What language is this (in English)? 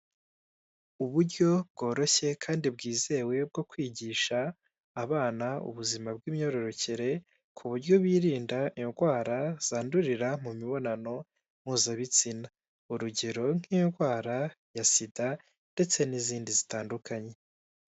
Kinyarwanda